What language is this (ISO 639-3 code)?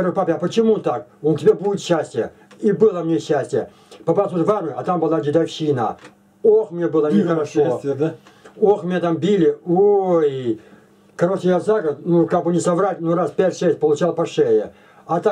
rus